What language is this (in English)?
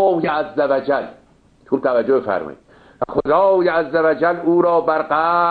Persian